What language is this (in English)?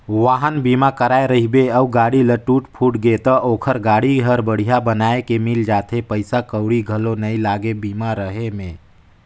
Chhattisgarhi